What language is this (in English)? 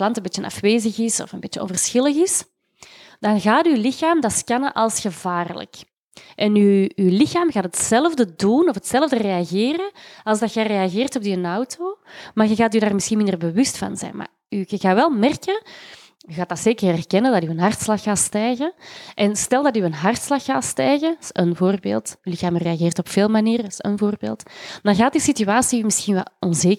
Dutch